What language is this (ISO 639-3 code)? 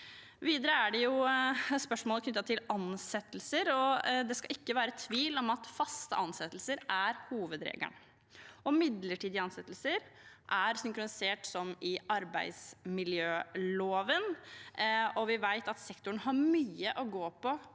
nor